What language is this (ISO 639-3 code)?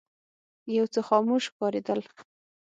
pus